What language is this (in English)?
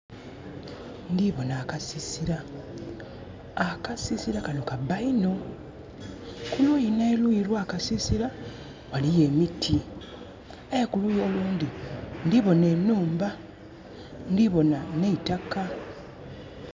Soga